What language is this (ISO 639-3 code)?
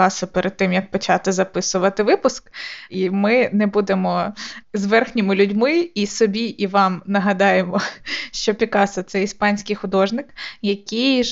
ukr